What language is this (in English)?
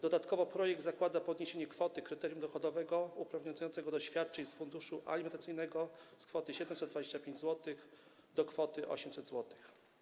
Polish